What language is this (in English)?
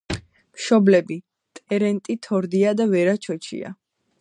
Georgian